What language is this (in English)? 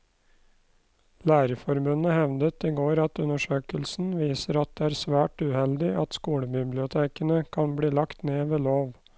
Norwegian